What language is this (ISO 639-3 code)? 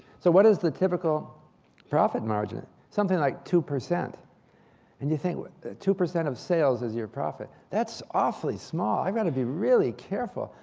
eng